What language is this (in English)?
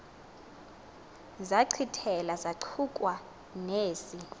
Xhosa